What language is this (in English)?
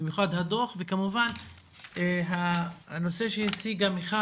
Hebrew